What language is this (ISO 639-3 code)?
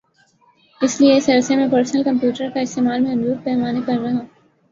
urd